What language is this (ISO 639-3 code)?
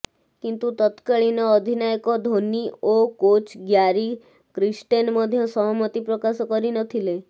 ori